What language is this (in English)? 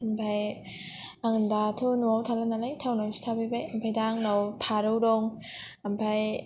Bodo